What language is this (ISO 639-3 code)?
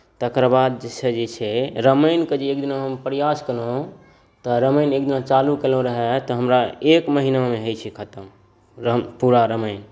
mai